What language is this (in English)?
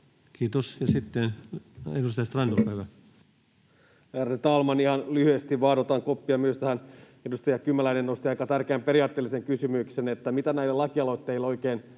Finnish